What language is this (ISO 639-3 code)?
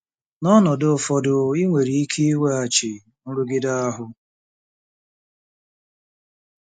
ibo